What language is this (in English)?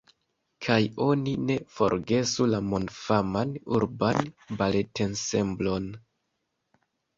Esperanto